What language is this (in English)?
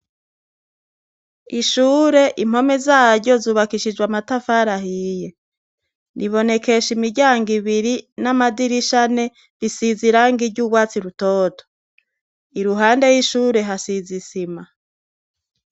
Rundi